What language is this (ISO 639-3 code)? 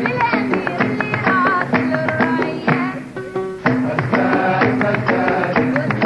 ara